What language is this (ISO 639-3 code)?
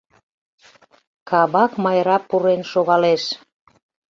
chm